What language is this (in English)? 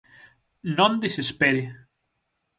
Galician